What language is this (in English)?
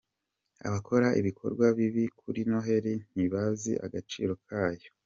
Kinyarwanda